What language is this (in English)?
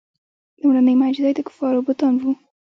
Pashto